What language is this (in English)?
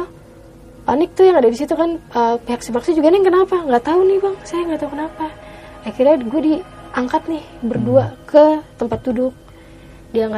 Indonesian